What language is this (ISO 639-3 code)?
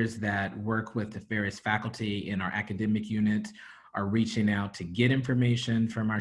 eng